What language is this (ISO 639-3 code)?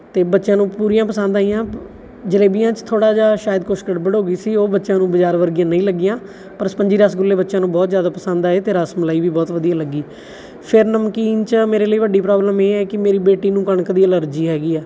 pan